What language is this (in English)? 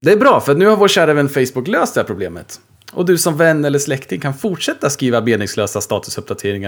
Swedish